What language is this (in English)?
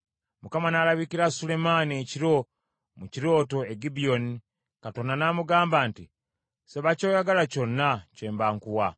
Ganda